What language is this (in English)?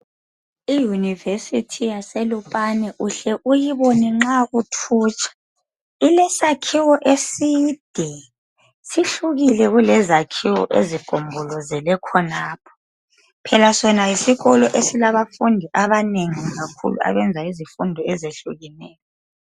North Ndebele